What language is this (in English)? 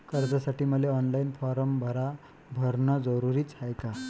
Marathi